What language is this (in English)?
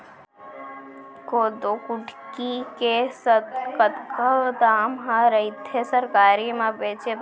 Chhattisgarhi